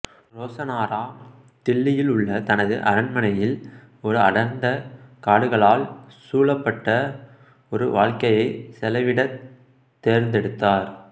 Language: Tamil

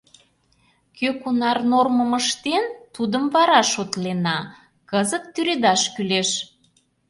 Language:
Mari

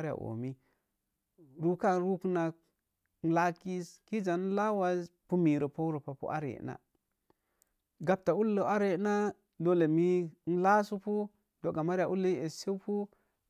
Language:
Mom Jango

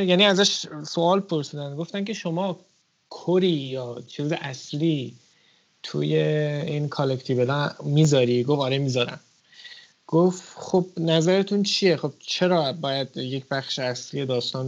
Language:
Persian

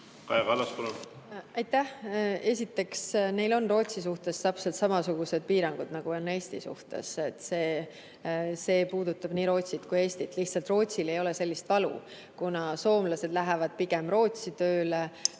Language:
Estonian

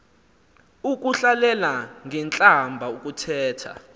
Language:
Xhosa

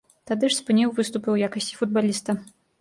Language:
Belarusian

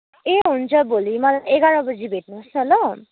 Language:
Nepali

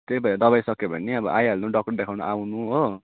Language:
Nepali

